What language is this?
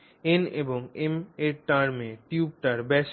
Bangla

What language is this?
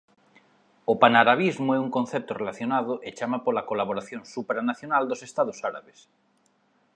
Galician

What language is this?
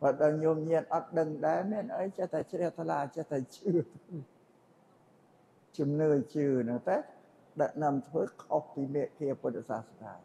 Thai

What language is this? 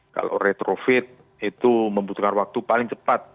Indonesian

